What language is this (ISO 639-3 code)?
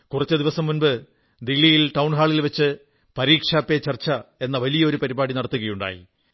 mal